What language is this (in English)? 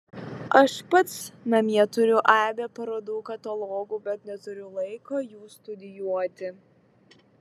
Lithuanian